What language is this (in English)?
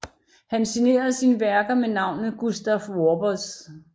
Danish